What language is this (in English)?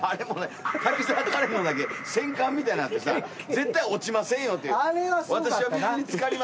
Japanese